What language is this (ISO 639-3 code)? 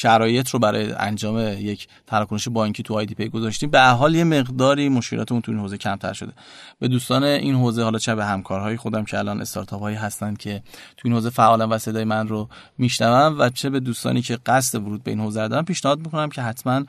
fas